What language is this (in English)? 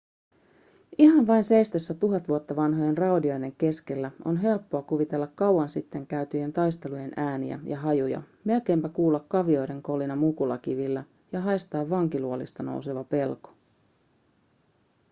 Finnish